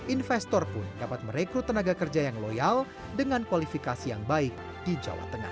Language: Indonesian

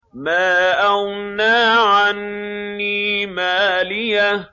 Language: Arabic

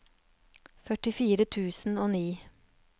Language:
Norwegian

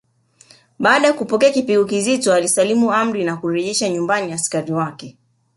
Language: Swahili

